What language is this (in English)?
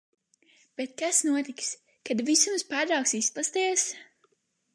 Latvian